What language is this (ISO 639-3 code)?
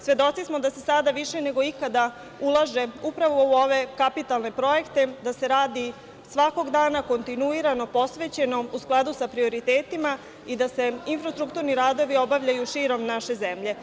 srp